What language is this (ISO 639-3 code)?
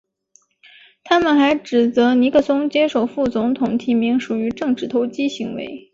zho